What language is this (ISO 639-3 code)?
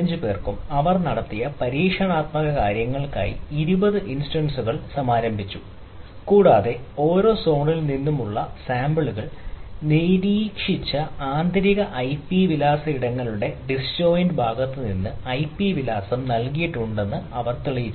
mal